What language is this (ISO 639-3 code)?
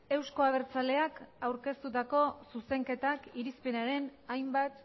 eus